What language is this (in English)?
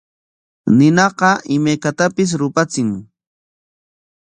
Corongo Ancash Quechua